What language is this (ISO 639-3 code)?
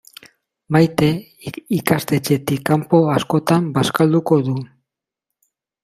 eus